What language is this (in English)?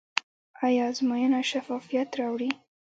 Pashto